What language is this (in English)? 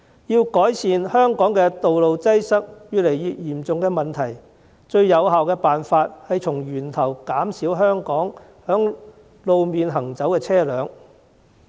Cantonese